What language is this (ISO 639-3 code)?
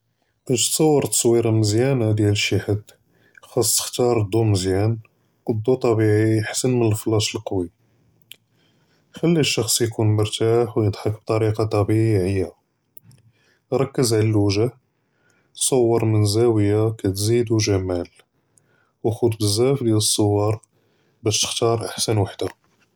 jrb